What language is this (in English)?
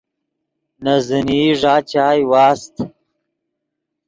Yidgha